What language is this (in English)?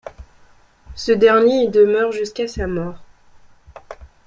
French